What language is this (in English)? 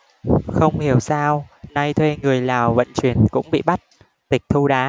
Vietnamese